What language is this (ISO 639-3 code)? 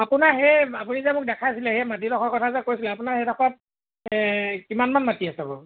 asm